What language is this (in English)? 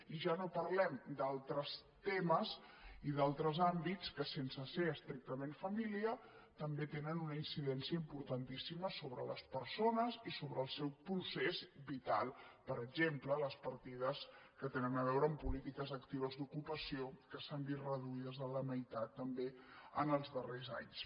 Catalan